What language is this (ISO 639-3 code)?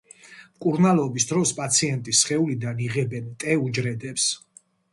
kat